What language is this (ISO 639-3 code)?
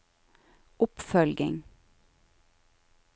nor